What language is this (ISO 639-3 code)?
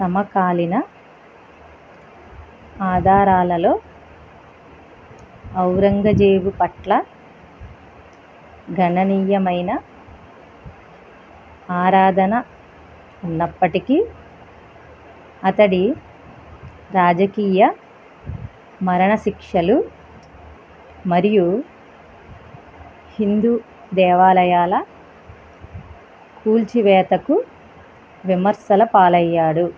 tel